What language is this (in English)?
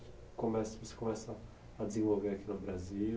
Portuguese